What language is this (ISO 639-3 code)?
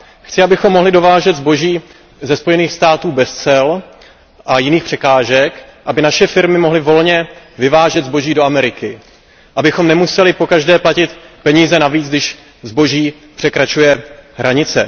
ces